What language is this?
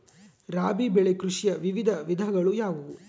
Kannada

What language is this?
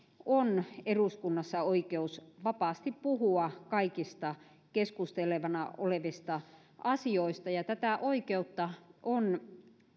Finnish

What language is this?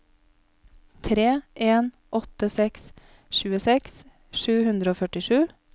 Norwegian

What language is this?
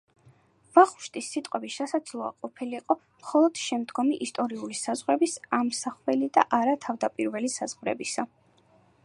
Georgian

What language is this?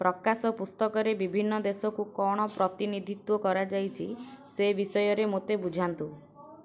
Odia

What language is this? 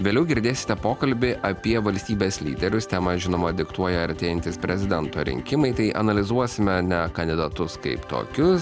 Lithuanian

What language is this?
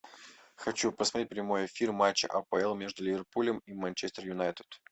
Russian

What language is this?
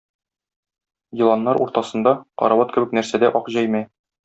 Tatar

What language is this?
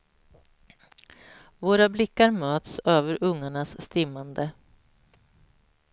Swedish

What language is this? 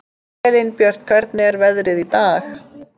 Icelandic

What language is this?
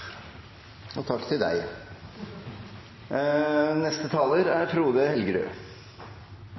Norwegian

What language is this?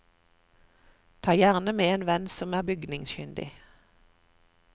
Norwegian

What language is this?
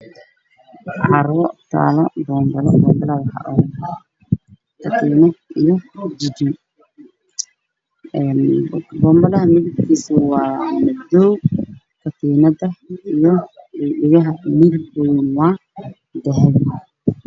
Somali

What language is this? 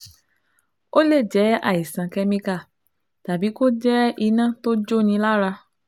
Yoruba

